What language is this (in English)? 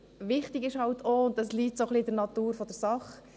Swiss German